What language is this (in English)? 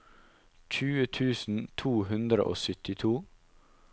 Norwegian